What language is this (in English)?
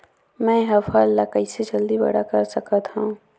Chhattisgarhi